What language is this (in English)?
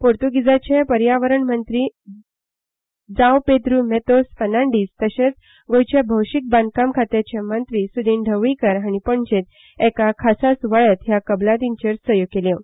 Konkani